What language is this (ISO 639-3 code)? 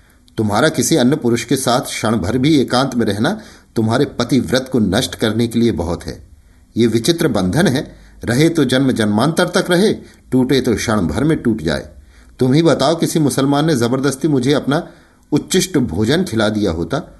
hin